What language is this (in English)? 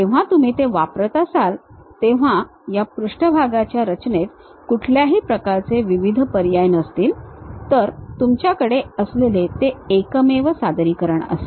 Marathi